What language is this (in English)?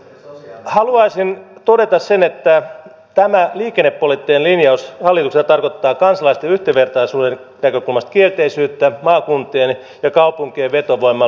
Finnish